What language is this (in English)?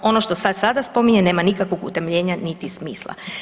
Croatian